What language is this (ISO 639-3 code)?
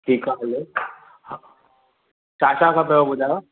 snd